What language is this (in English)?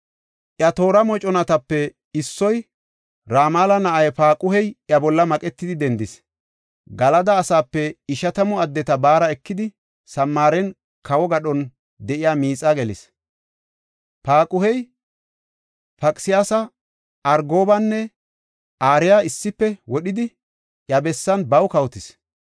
Gofa